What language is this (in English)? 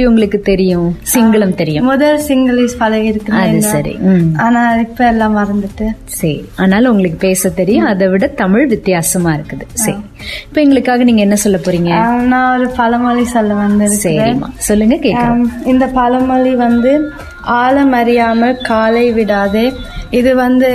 Tamil